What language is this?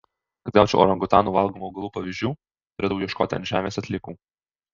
Lithuanian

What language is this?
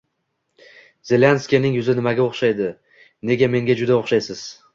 Uzbek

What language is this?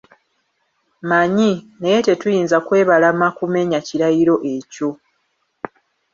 Ganda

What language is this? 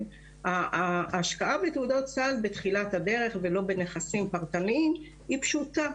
Hebrew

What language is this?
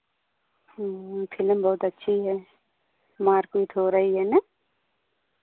Hindi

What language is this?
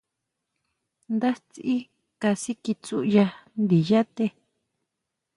Huautla Mazatec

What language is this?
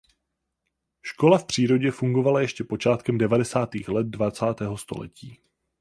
Czech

